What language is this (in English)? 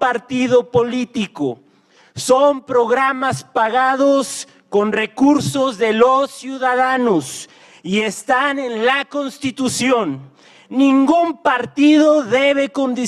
Spanish